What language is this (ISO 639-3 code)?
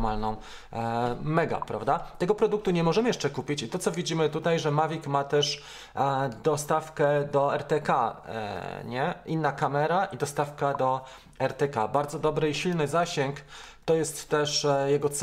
pol